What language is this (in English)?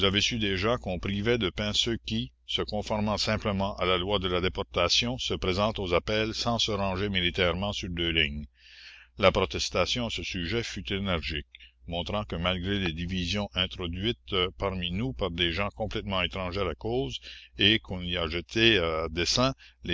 French